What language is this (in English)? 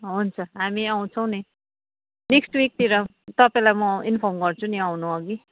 Nepali